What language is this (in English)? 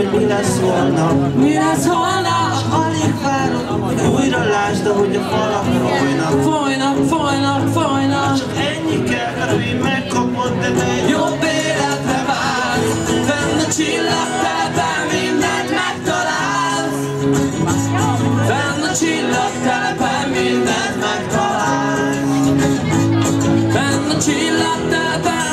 Ukrainian